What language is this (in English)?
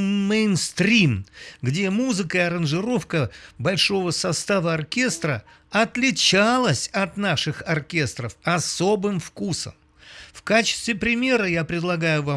Russian